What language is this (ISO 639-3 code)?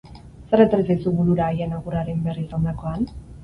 eus